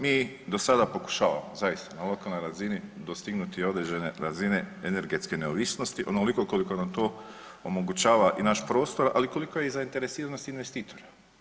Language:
Croatian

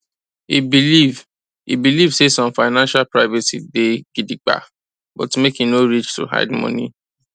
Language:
Nigerian Pidgin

